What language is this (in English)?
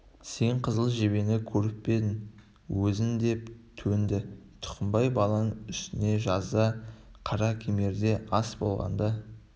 Kazakh